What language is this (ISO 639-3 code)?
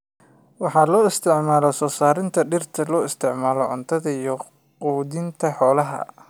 som